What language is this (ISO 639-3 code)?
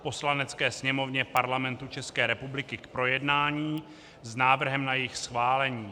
ces